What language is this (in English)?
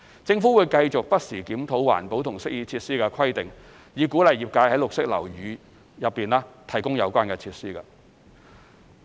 Cantonese